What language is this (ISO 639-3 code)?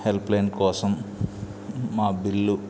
tel